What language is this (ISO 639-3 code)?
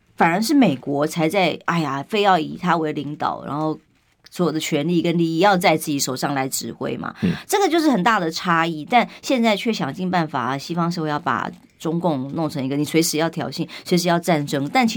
zho